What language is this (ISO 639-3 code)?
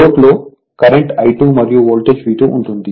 tel